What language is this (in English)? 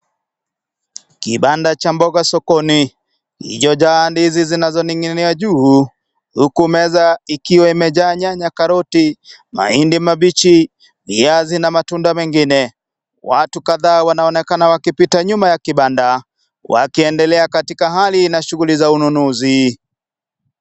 Swahili